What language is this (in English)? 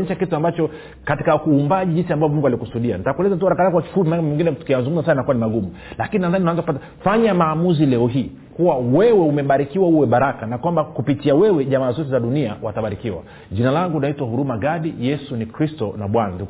Swahili